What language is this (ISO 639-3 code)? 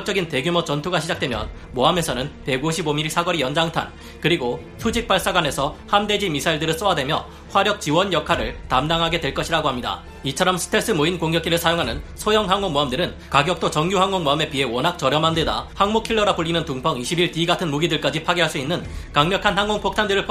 kor